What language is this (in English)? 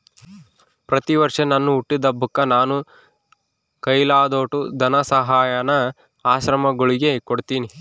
Kannada